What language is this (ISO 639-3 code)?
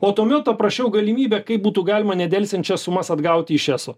lit